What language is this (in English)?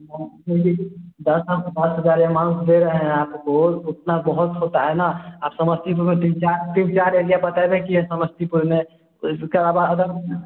Hindi